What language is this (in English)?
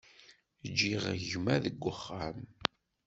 Kabyle